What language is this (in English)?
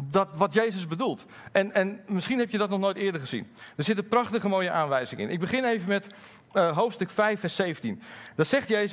Dutch